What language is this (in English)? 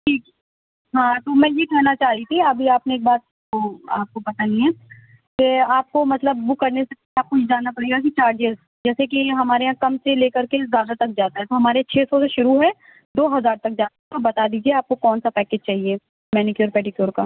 Urdu